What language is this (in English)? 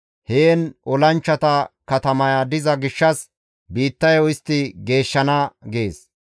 Gamo